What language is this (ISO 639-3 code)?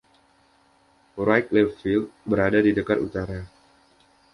ind